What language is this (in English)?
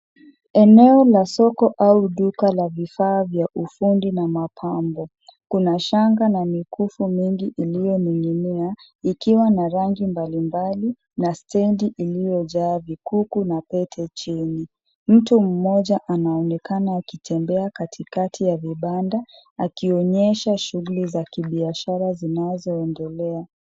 Swahili